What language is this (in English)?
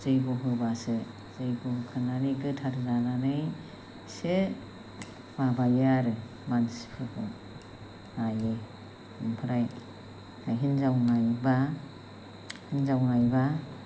Bodo